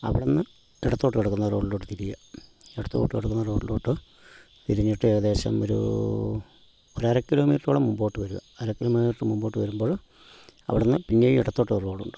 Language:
Malayalam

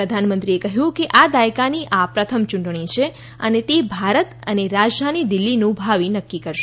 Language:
Gujarati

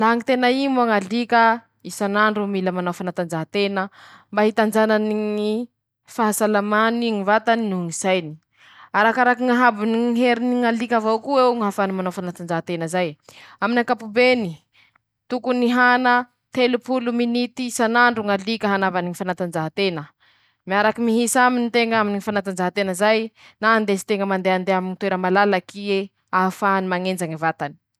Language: Masikoro Malagasy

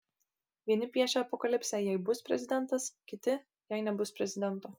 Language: Lithuanian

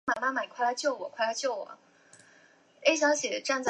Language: Chinese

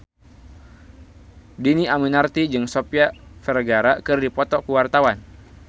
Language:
Sundanese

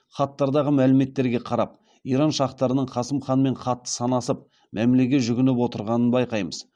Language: Kazakh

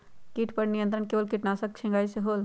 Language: Magahi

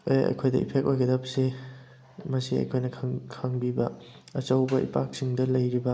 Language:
Manipuri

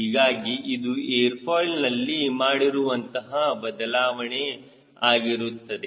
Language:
Kannada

